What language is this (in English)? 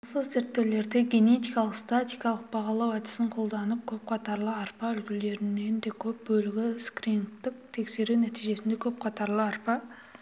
Kazakh